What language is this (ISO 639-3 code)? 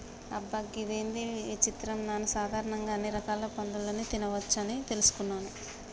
tel